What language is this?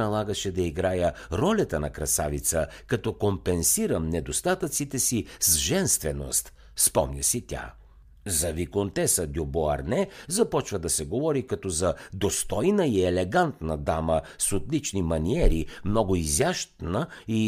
Bulgarian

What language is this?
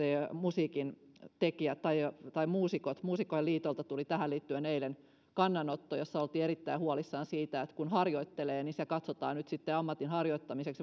Finnish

